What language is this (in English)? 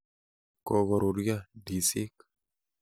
Kalenjin